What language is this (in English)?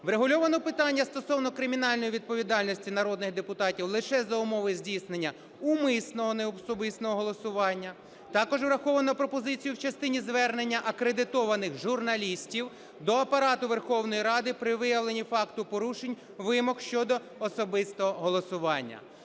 Ukrainian